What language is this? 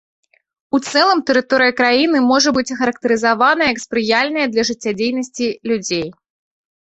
Belarusian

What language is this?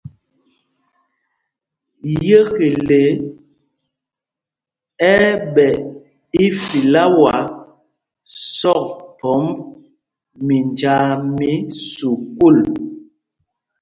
Mpumpong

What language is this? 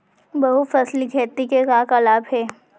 Chhattisgarhi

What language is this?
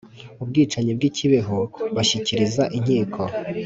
Kinyarwanda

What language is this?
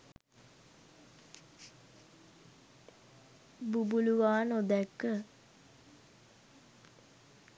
Sinhala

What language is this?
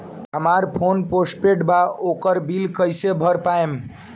Bhojpuri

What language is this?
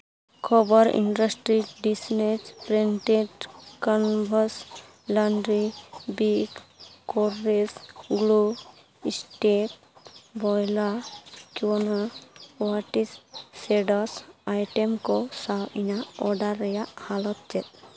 Santali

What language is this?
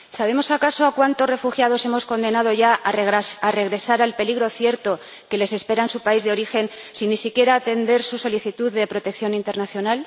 Spanish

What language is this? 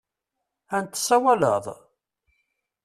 Kabyle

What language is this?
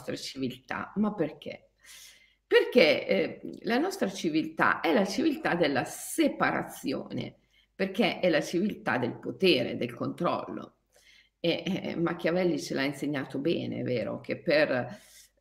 Italian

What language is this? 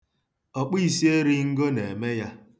Igbo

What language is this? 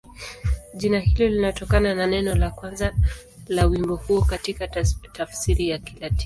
Swahili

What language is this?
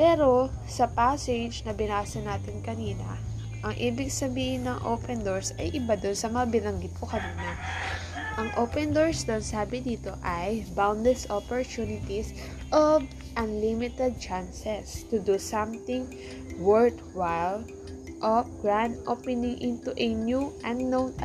Filipino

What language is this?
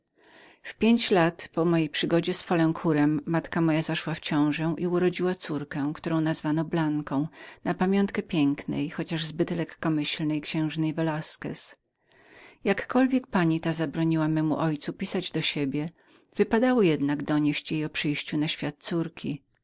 Polish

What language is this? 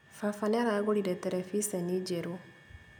Kikuyu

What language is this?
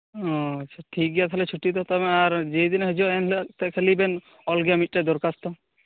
Santali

